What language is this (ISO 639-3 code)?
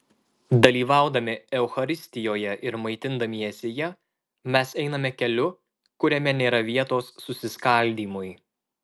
lit